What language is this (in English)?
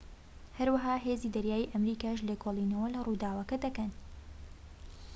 Central Kurdish